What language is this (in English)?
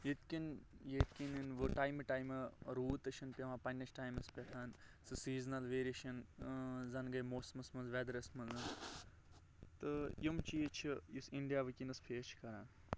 Kashmiri